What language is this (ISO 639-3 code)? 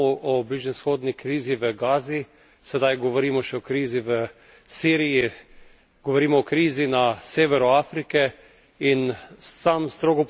slv